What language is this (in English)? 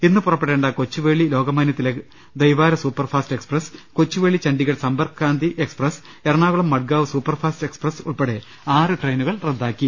Malayalam